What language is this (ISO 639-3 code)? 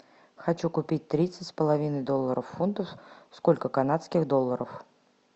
rus